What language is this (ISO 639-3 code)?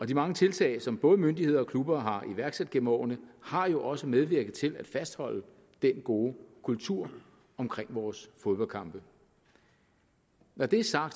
dan